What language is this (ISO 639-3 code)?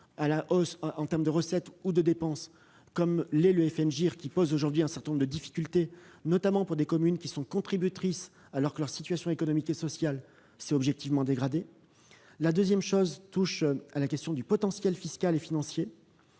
fra